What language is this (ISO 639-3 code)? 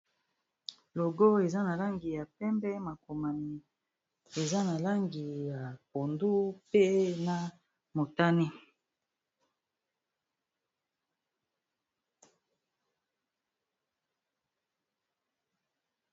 lin